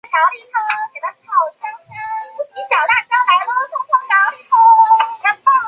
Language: Chinese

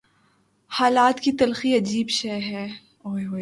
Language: Urdu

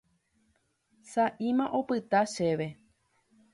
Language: Guarani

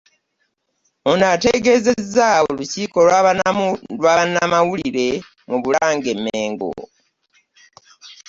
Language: Ganda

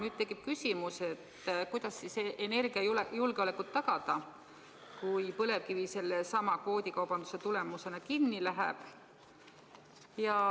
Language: Estonian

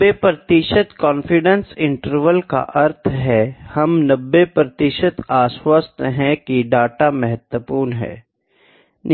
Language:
Hindi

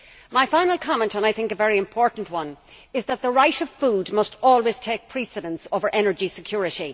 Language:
English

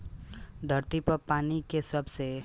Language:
Bhojpuri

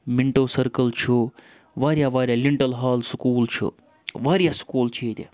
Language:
Kashmiri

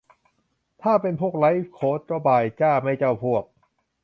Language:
Thai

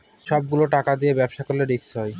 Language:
Bangla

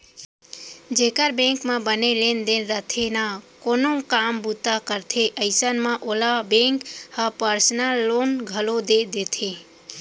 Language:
Chhattisgarhi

